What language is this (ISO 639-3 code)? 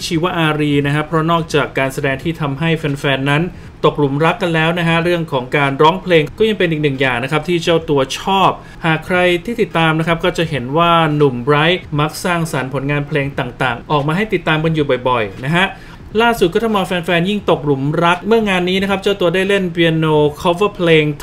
tha